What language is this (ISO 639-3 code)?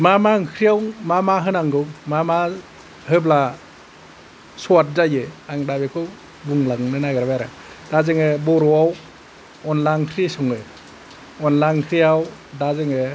brx